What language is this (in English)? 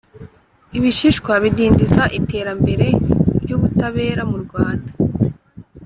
Kinyarwanda